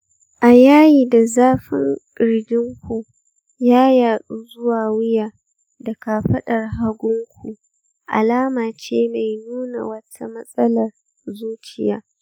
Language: Hausa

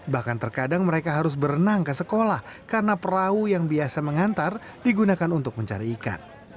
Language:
Indonesian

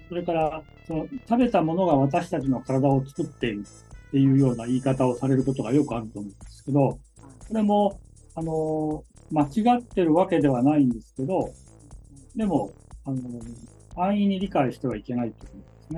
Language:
Japanese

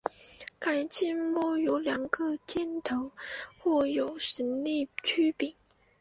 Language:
Chinese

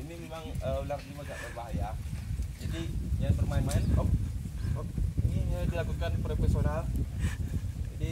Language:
Indonesian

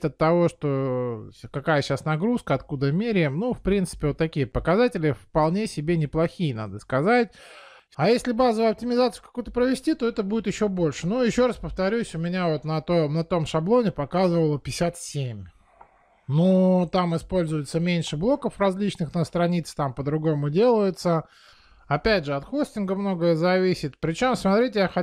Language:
Russian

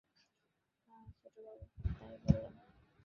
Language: Bangla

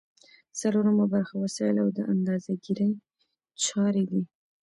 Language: Pashto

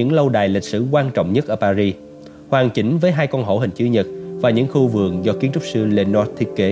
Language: Vietnamese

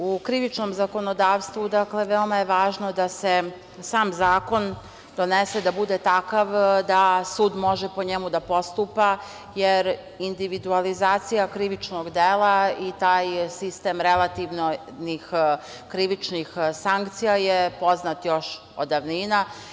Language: Serbian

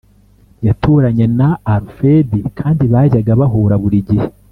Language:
Kinyarwanda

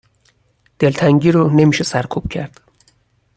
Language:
Persian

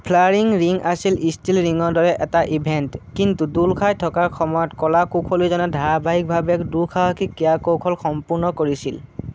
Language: Assamese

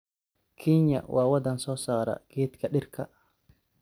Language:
Somali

